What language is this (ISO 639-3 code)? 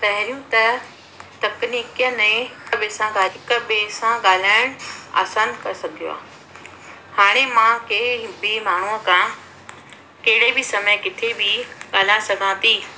snd